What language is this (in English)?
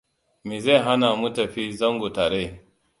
Hausa